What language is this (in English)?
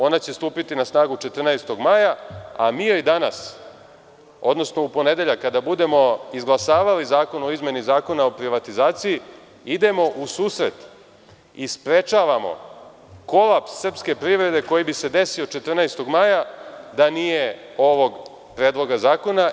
Serbian